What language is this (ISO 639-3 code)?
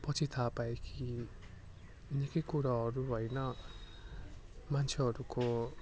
nep